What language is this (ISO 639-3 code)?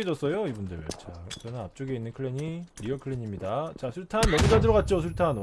kor